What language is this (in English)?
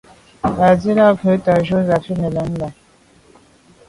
Medumba